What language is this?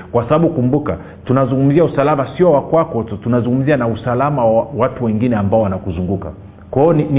Swahili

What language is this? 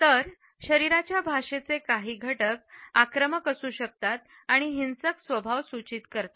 Marathi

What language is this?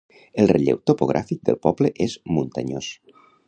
Catalan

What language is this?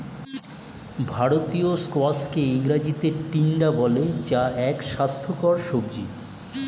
Bangla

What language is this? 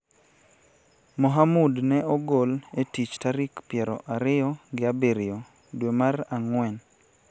Luo (Kenya and Tanzania)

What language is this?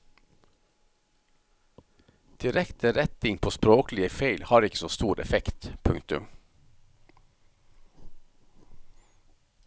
Norwegian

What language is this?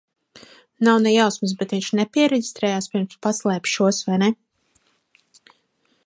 Latvian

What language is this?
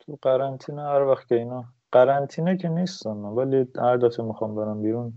Persian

